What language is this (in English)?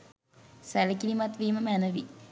Sinhala